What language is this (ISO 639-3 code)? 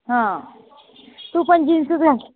mar